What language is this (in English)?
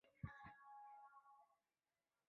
Chinese